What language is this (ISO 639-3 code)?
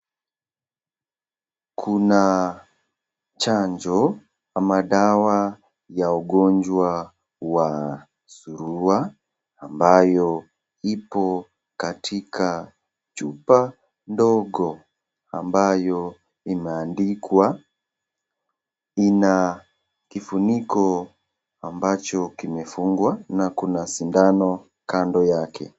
swa